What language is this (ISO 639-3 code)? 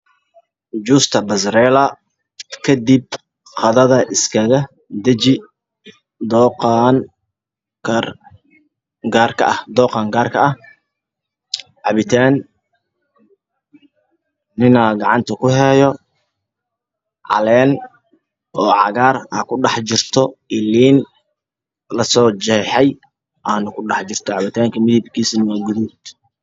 som